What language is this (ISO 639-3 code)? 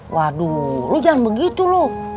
ind